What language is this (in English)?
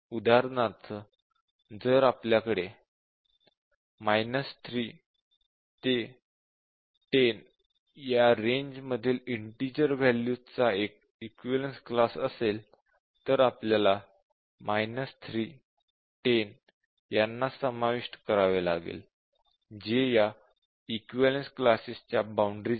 Marathi